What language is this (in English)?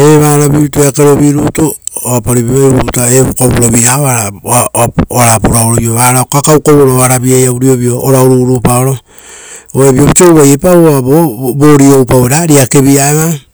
Rotokas